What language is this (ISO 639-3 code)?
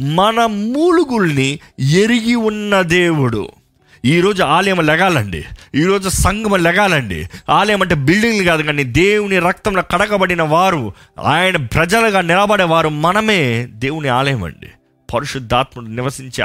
tel